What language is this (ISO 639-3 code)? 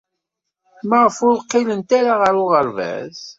kab